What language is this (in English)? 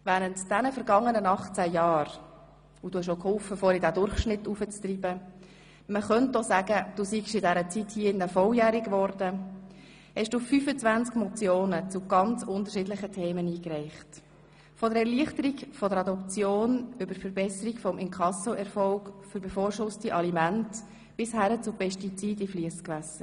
Swiss German